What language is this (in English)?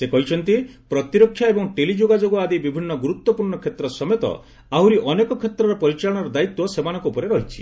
Odia